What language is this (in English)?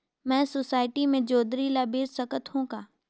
Chhattisgarhi